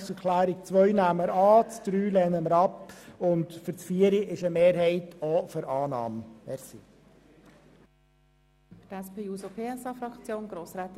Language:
Swiss German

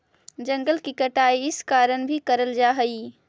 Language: Magahi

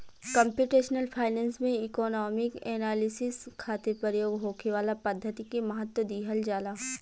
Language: Bhojpuri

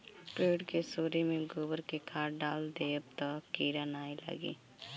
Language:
Bhojpuri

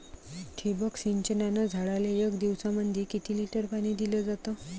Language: Marathi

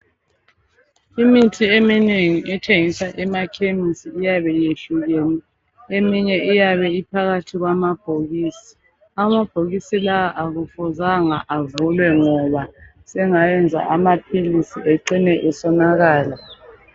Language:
North Ndebele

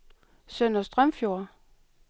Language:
Danish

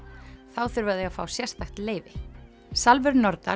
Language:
Icelandic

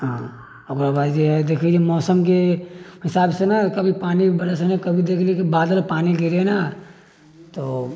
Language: Maithili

